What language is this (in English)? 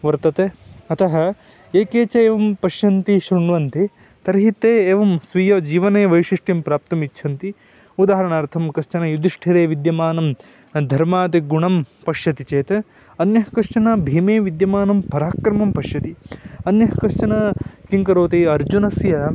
Sanskrit